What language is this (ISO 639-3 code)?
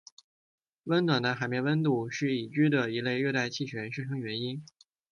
zho